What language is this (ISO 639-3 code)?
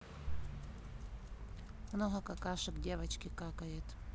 rus